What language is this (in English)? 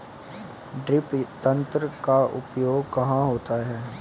Hindi